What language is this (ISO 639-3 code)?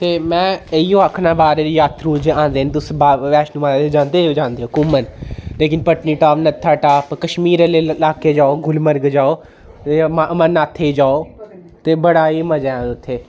doi